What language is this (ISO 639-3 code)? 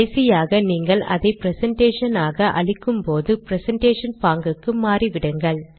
tam